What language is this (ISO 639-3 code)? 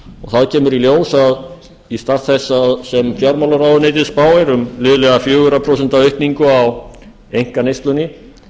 isl